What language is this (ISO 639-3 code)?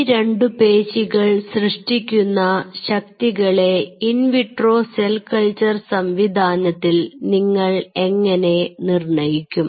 mal